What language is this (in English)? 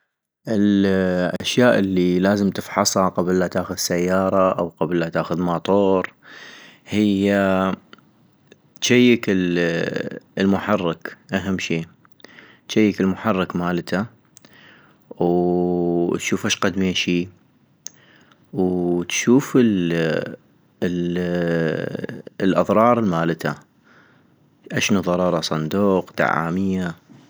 North Mesopotamian Arabic